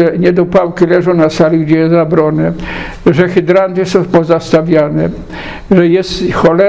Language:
Polish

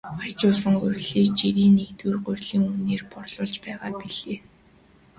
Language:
Mongolian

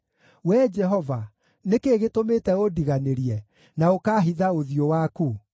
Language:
Kikuyu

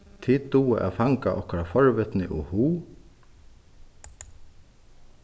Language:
Faroese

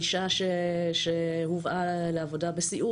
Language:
Hebrew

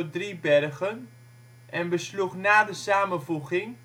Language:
Dutch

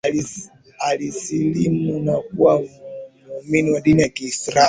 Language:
Swahili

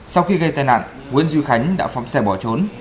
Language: Vietnamese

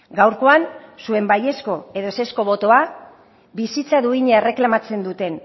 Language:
Basque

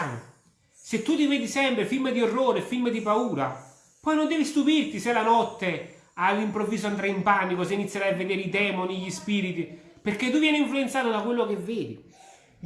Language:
Italian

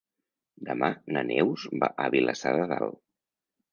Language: Catalan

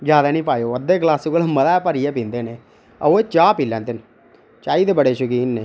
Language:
Dogri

